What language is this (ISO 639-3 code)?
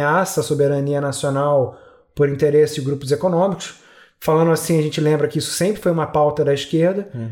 por